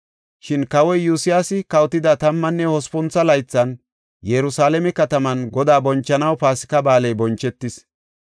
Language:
Gofa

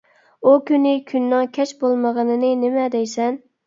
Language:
Uyghur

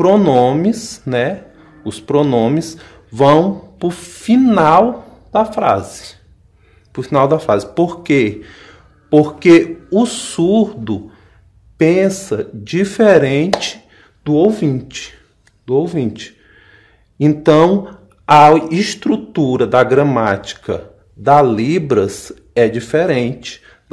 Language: Portuguese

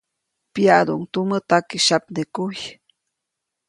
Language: Copainalá Zoque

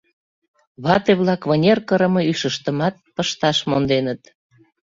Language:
Mari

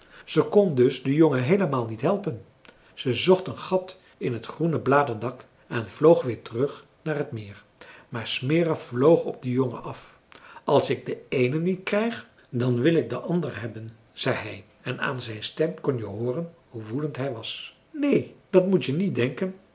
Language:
Dutch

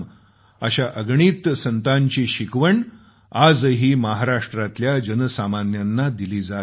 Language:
Marathi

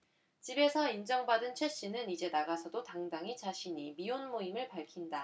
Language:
Korean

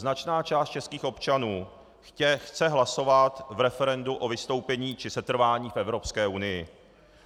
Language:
Czech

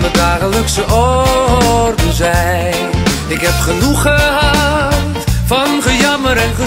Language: Dutch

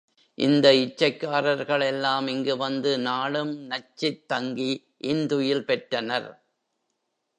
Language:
Tamil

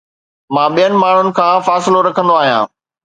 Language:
Sindhi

